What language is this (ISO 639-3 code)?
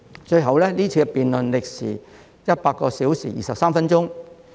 yue